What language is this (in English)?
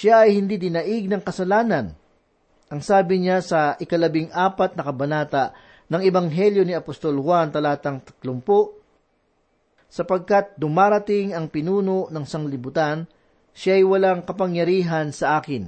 Filipino